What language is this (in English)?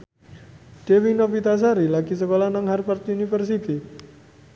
Javanese